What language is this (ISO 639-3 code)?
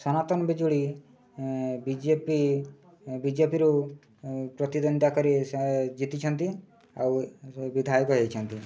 ori